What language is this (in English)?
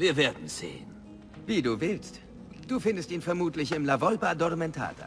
German